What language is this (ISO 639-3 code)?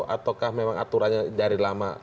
ind